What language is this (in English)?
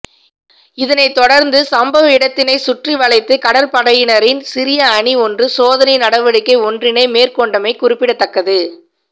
Tamil